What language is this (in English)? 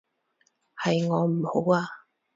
Cantonese